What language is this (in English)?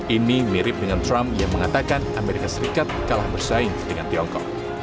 Indonesian